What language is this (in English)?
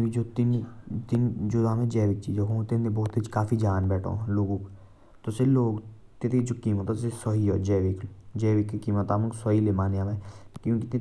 Jaunsari